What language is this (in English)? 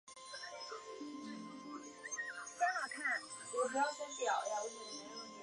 Chinese